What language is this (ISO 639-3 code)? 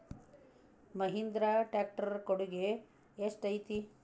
kan